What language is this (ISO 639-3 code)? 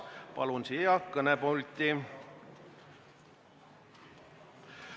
est